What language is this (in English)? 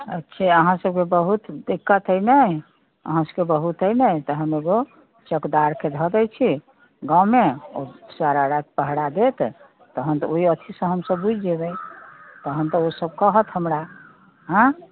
Maithili